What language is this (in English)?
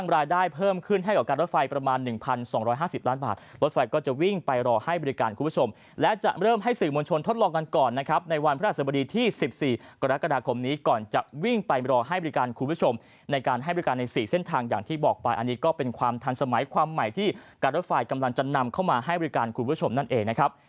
Thai